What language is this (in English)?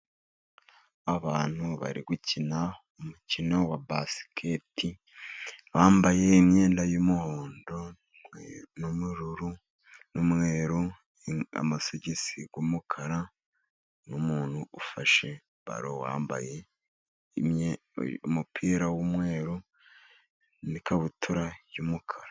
Kinyarwanda